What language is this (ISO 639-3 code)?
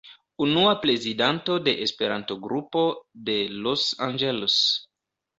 epo